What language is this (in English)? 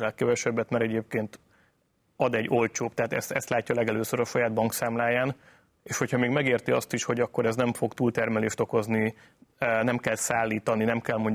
Hungarian